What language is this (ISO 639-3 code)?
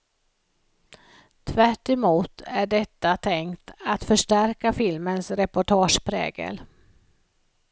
swe